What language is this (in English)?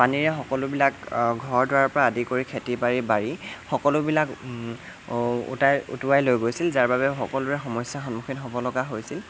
Assamese